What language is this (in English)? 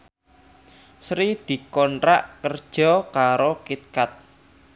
Javanese